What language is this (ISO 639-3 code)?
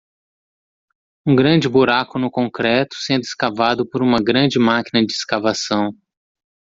por